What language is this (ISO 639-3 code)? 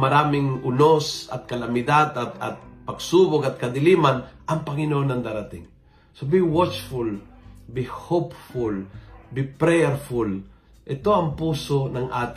fil